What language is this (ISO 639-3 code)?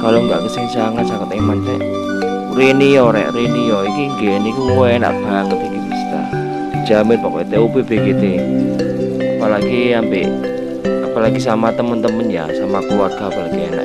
ind